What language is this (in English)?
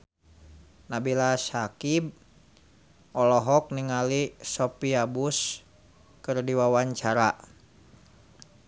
Sundanese